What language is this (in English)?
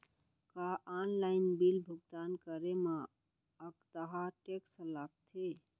Chhattisgarhi